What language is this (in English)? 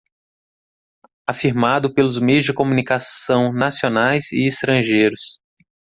Portuguese